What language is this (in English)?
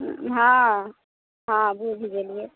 Maithili